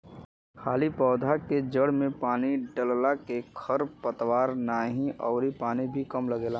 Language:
Bhojpuri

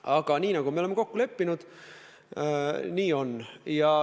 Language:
Estonian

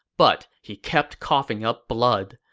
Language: English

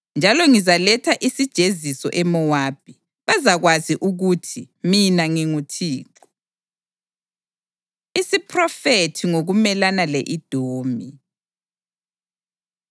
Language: North Ndebele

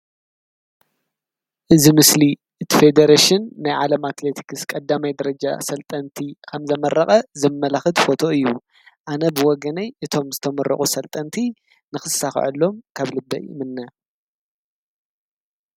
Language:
Tigrinya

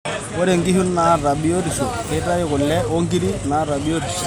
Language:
Masai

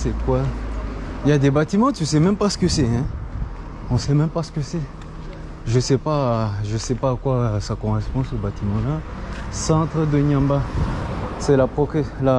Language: French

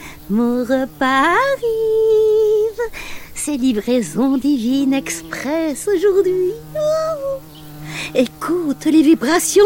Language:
French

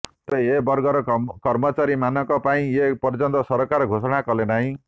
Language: Odia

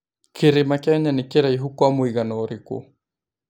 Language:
Kikuyu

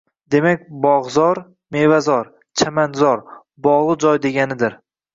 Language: Uzbek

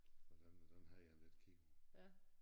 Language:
Danish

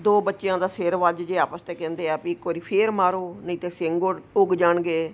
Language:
Punjabi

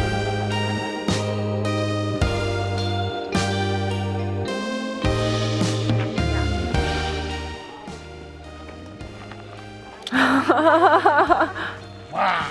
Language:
Korean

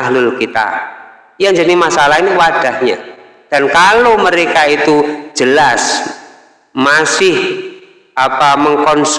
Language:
Indonesian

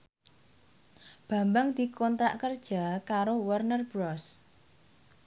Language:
Javanese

